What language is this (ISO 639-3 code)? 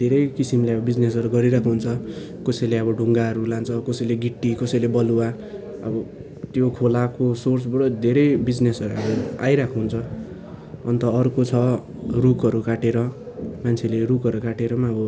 nep